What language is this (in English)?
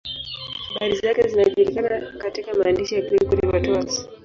Swahili